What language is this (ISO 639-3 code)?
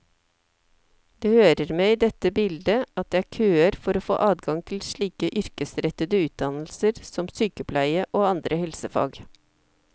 nor